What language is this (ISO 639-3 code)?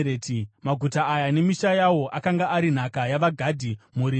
sna